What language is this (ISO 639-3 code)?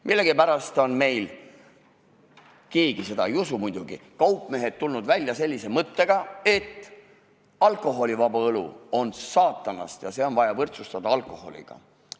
est